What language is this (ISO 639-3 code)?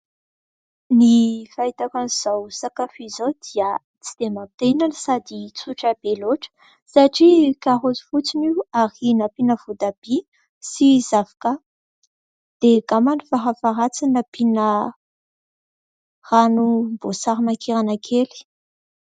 mlg